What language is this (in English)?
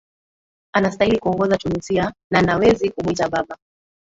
Swahili